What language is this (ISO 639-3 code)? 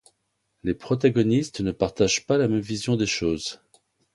fra